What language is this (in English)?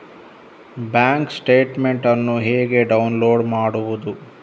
Kannada